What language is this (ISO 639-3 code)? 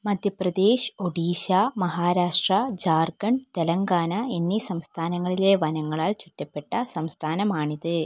mal